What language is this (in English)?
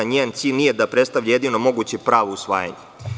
Serbian